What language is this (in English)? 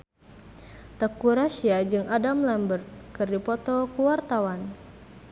Sundanese